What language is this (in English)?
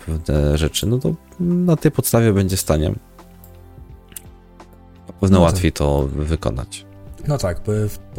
Polish